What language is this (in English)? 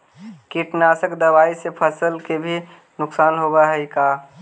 Magahi